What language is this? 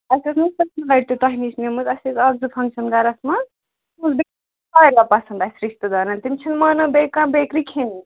Kashmiri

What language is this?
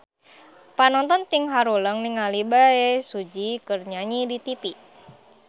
Sundanese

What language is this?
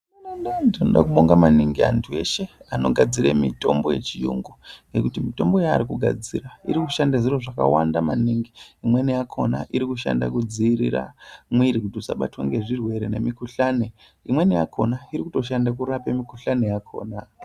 Ndau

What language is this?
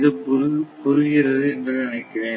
Tamil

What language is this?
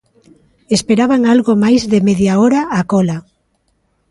Galician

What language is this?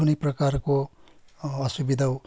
Nepali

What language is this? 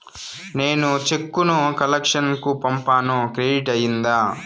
Telugu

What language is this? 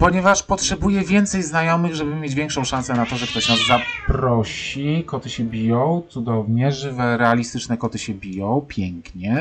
Polish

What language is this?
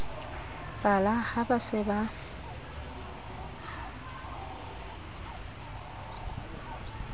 Southern Sotho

